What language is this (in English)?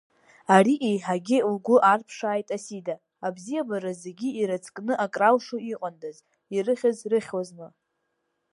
Abkhazian